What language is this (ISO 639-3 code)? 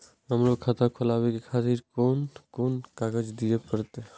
mai